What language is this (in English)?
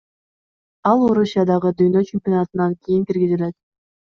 Kyrgyz